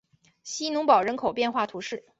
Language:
Chinese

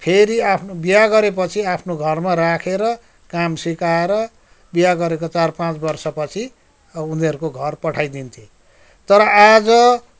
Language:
Nepali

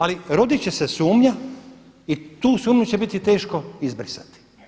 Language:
Croatian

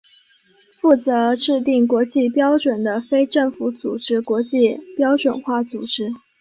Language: Chinese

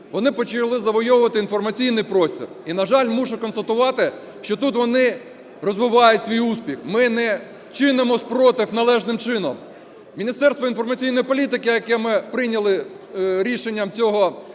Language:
Ukrainian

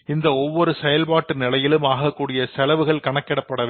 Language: Tamil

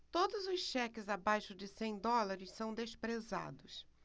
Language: Portuguese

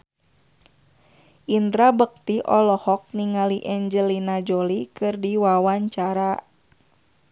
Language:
Sundanese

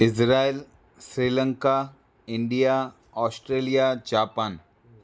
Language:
Sindhi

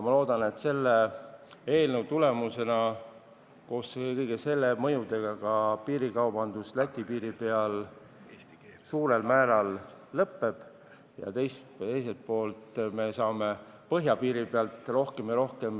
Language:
Estonian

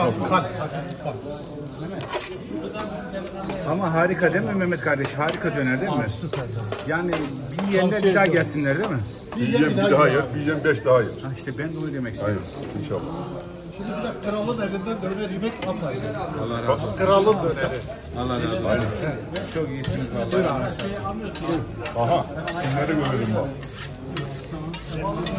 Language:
Turkish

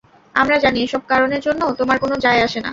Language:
Bangla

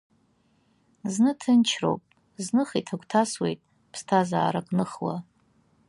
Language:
Abkhazian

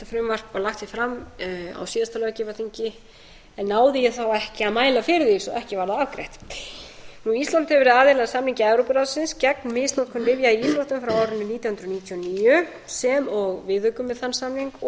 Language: Icelandic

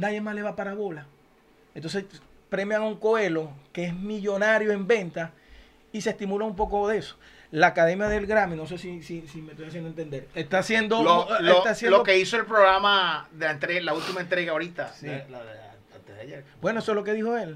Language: Spanish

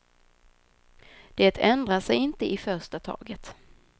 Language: Swedish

